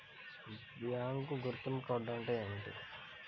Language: Telugu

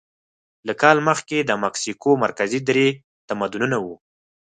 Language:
Pashto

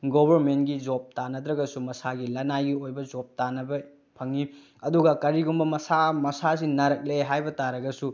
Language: Manipuri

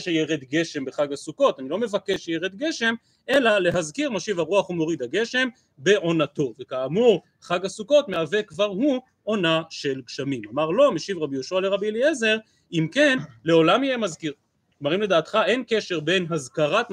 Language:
Hebrew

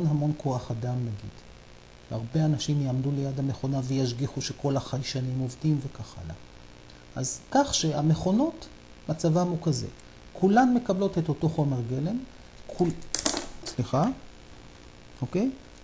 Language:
Hebrew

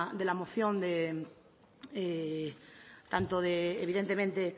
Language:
Spanish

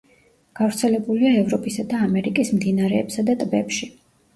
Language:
Georgian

